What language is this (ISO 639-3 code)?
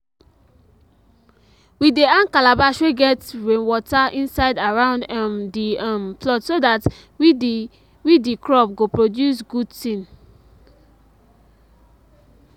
pcm